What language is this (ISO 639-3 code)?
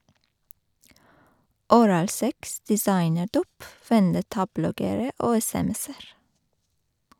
nor